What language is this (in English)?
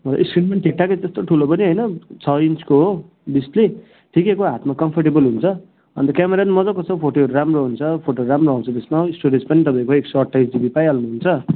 Nepali